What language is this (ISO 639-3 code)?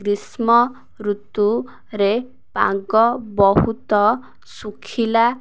ori